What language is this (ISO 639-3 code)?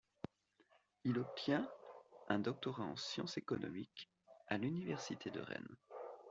fra